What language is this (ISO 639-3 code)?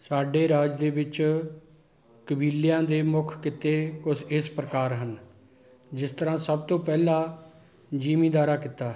pan